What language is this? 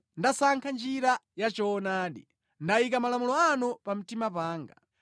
Nyanja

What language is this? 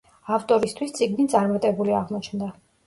Georgian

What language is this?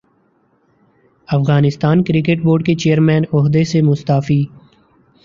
Urdu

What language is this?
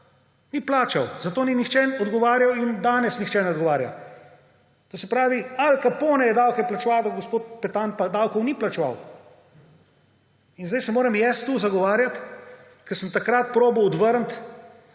Slovenian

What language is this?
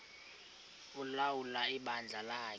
Xhosa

